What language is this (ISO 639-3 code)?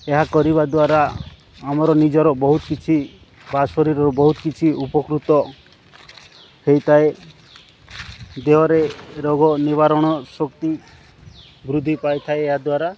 ori